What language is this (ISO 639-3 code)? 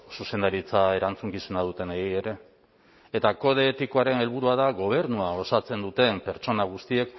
eus